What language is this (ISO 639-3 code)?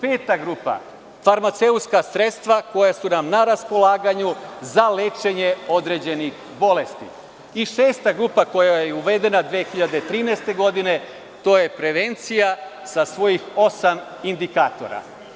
srp